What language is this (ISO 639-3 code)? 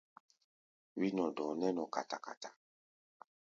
gba